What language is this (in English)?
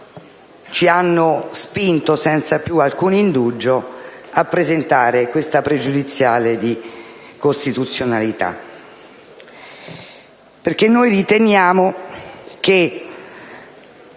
Italian